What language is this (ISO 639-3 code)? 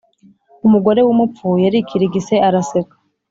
kin